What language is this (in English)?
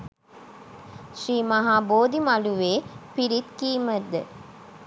Sinhala